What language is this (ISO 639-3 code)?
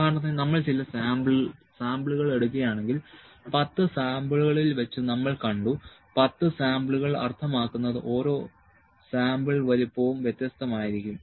mal